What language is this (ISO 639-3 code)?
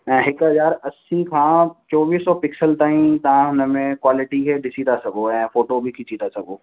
snd